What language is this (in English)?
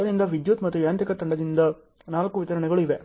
Kannada